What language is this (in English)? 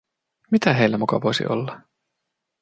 Finnish